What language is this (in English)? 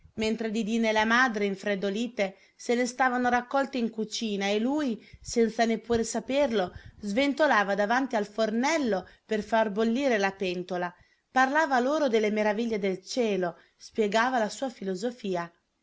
Italian